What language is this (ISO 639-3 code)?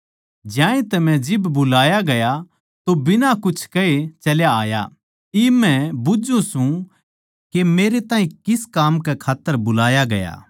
bgc